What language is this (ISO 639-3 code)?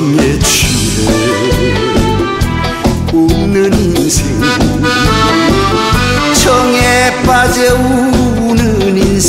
kor